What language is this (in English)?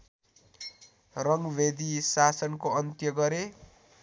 Nepali